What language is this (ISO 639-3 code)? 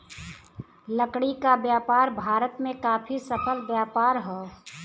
bho